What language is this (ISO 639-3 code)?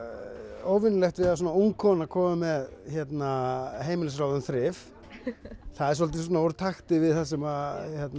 isl